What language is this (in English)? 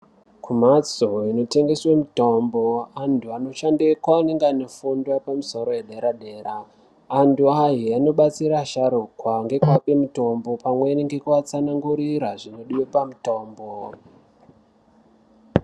Ndau